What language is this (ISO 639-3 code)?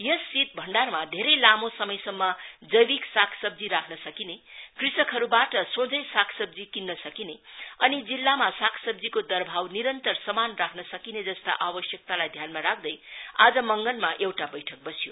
nep